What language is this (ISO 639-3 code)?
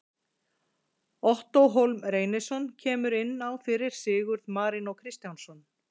isl